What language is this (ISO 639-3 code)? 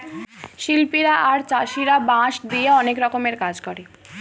ben